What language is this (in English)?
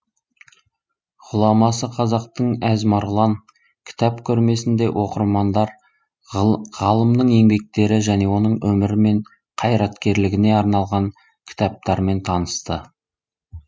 Kazakh